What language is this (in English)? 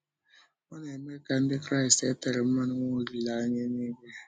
Igbo